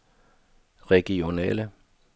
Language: Danish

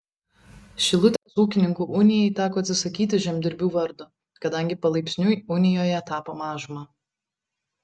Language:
Lithuanian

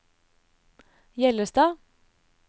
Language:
Norwegian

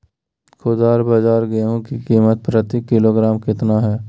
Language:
Magahi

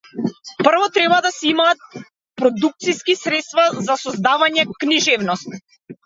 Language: Macedonian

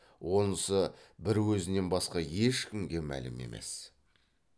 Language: Kazakh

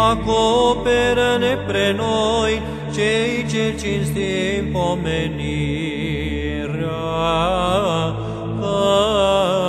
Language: Romanian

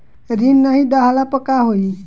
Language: Bhojpuri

